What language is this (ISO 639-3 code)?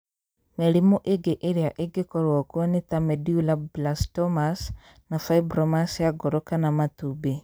kik